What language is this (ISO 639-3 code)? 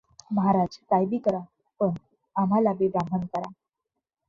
mar